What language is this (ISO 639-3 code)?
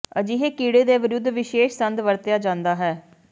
pan